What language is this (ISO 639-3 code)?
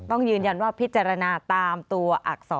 tha